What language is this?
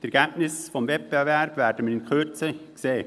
Swiss German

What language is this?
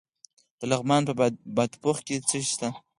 Pashto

